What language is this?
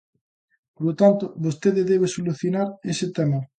Galician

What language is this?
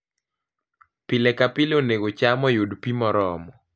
Luo (Kenya and Tanzania)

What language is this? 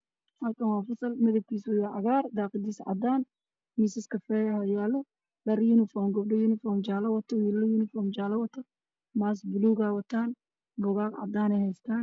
Somali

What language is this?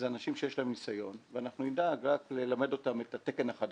Hebrew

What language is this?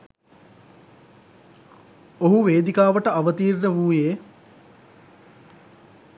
Sinhala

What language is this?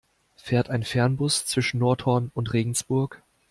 German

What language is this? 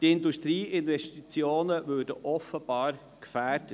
Swiss German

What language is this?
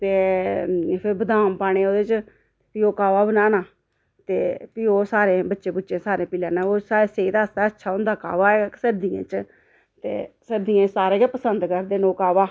Dogri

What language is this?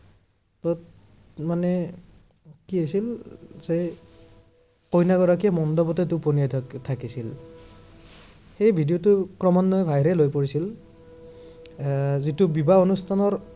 Assamese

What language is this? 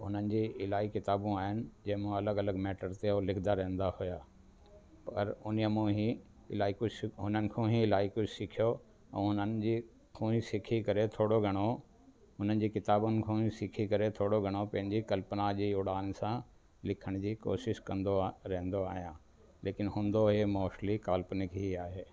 Sindhi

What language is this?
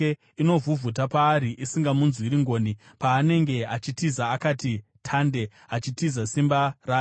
Shona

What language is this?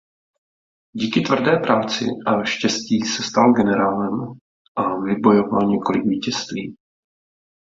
Czech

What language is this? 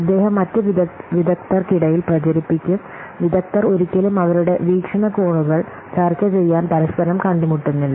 Malayalam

